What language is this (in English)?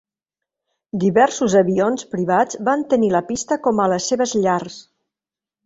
Catalan